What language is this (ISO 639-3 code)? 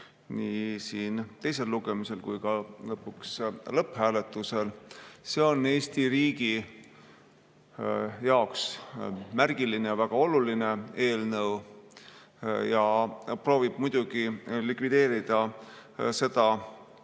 est